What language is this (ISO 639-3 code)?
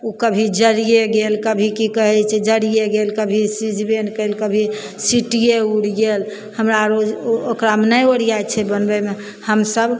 mai